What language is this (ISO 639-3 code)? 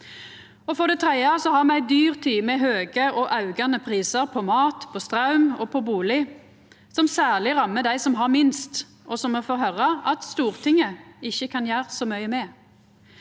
nor